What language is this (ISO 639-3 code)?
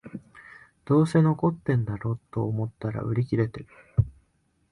jpn